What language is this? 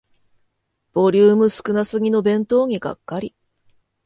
Japanese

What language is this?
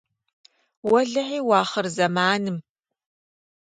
Kabardian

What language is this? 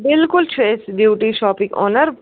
Kashmiri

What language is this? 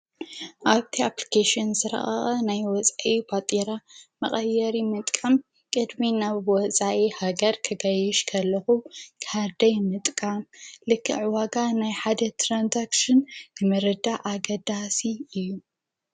Tigrinya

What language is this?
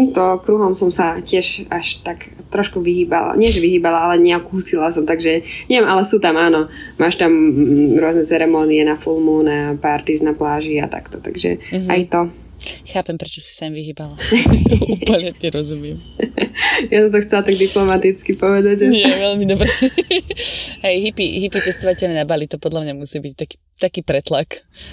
Slovak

